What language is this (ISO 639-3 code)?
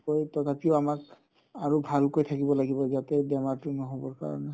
asm